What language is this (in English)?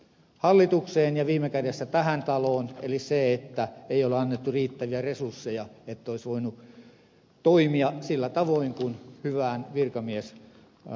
Finnish